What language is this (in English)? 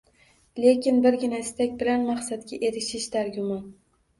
Uzbek